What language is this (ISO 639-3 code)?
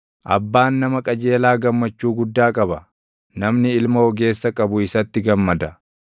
orm